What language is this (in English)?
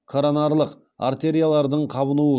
Kazakh